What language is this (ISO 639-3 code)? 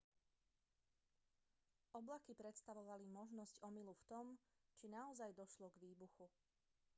slk